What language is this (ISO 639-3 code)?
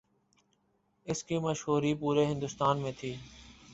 urd